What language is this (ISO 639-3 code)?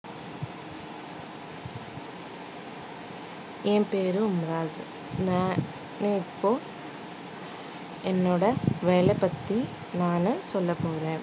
tam